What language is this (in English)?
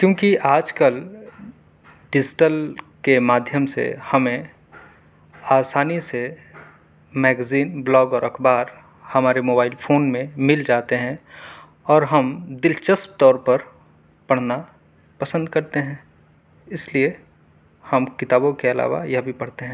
Urdu